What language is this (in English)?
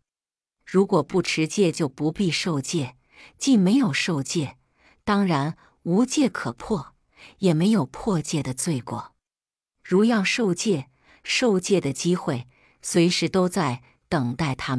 Chinese